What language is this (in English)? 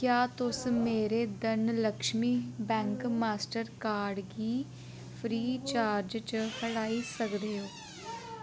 Dogri